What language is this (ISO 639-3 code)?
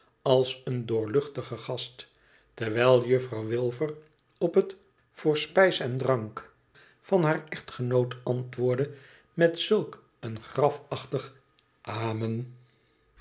nld